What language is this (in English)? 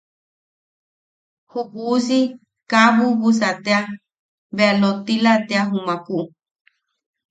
Yaqui